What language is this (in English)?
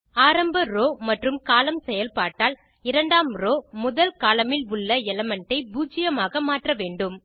Tamil